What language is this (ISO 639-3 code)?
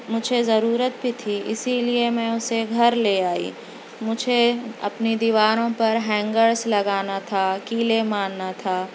urd